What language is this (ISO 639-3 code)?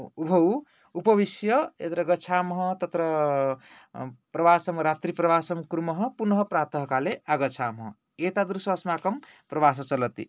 san